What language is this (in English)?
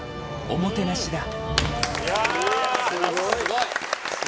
Japanese